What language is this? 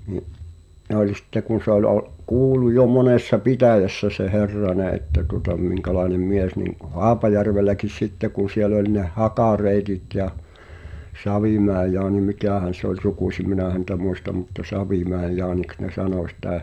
Finnish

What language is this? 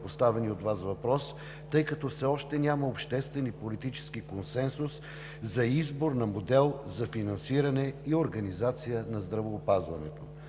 Bulgarian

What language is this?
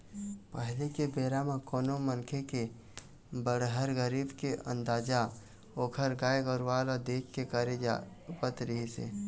Chhattisgarhi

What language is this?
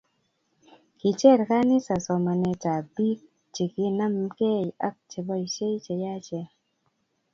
Kalenjin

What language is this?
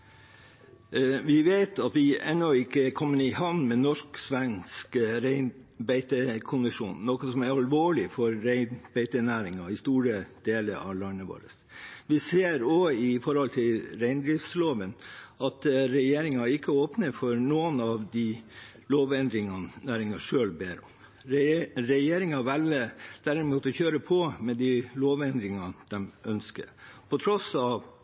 Norwegian Bokmål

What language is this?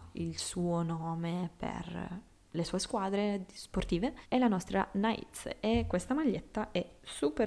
Italian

